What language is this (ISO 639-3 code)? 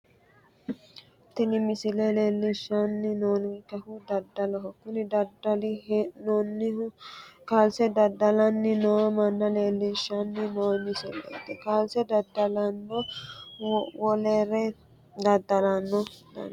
sid